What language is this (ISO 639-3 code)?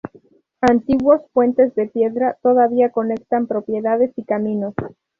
spa